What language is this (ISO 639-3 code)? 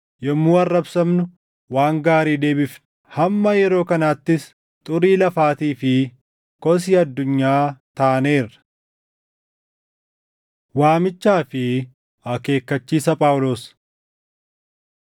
orm